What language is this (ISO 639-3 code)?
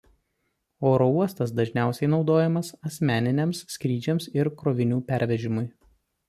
lit